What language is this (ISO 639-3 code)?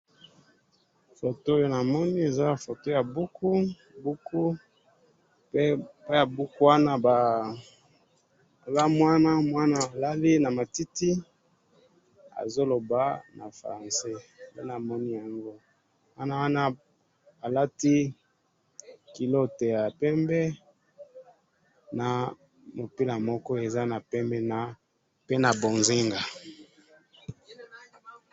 lin